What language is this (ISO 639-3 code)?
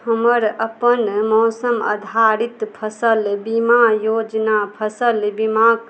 mai